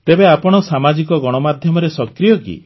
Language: Odia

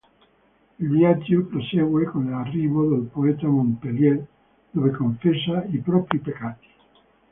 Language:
Italian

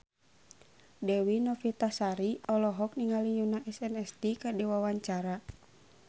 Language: Sundanese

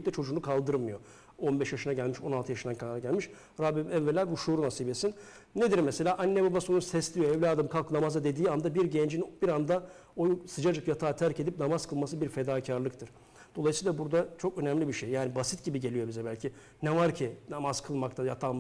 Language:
Turkish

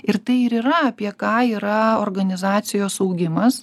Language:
Lithuanian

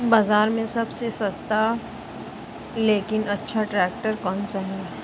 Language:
Hindi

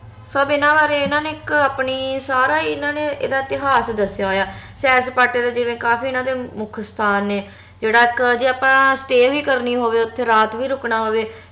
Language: Punjabi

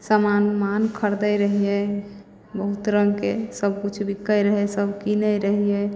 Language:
Maithili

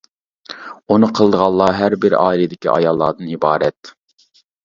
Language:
Uyghur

